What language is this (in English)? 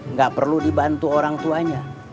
Indonesian